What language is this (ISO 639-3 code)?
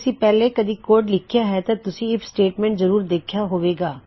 pan